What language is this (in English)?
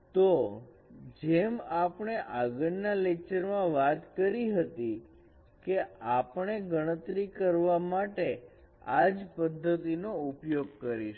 Gujarati